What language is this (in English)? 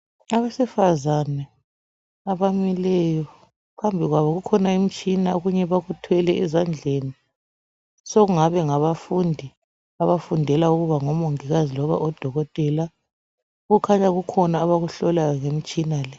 North Ndebele